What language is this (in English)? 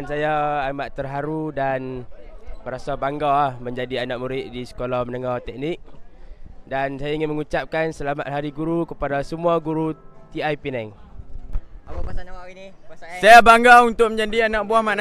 Malay